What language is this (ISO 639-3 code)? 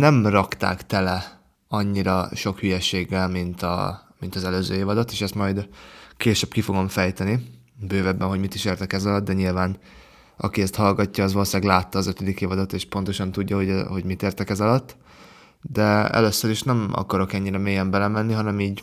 hun